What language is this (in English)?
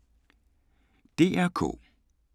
Danish